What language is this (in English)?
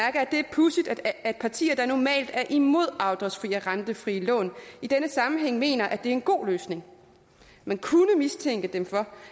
Danish